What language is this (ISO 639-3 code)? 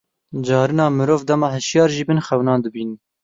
kur